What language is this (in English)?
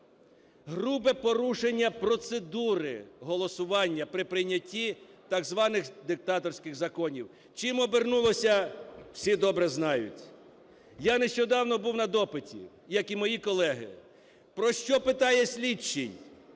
Ukrainian